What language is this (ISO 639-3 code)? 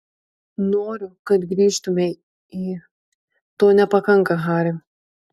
lit